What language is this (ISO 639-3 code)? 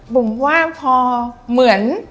tha